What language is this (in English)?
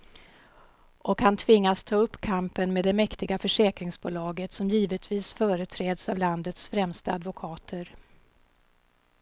Swedish